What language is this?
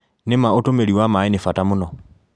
Kikuyu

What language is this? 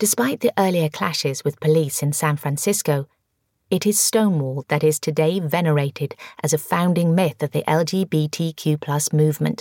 English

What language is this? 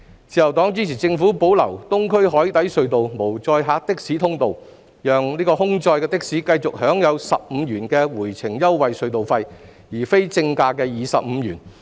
Cantonese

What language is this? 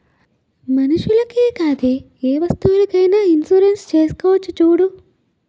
Telugu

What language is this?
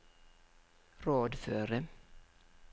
Norwegian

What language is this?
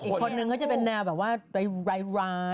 Thai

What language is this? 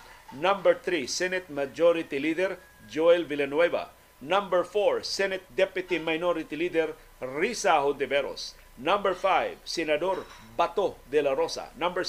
Filipino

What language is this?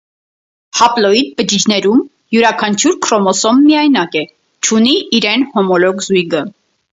Armenian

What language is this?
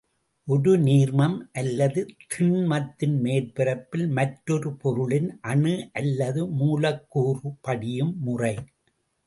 Tamil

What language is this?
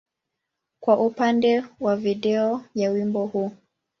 Swahili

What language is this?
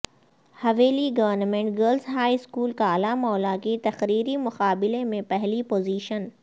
Urdu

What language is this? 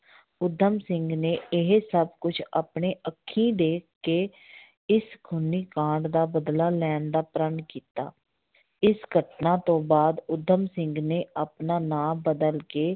Punjabi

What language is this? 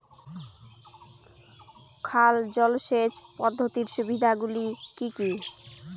Bangla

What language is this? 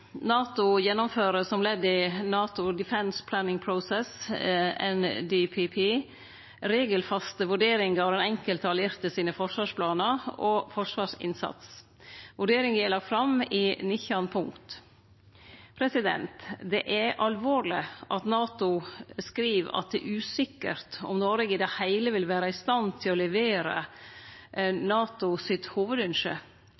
Norwegian Nynorsk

